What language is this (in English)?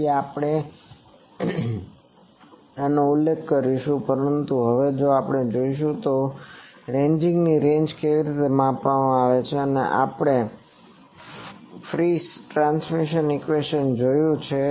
Gujarati